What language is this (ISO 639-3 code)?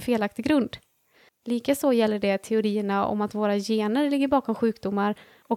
swe